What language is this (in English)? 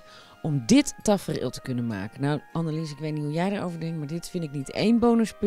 Dutch